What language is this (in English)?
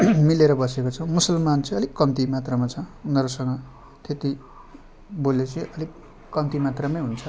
Nepali